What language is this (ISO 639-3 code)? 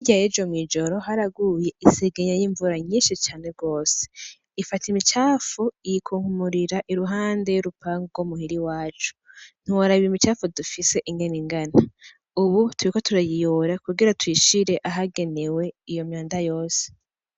run